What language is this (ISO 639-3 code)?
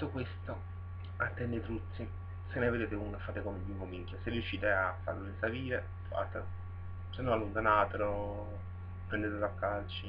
ita